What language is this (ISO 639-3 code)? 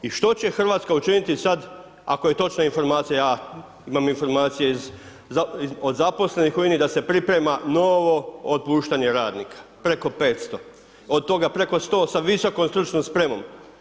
hrv